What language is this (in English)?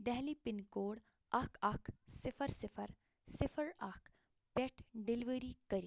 Kashmiri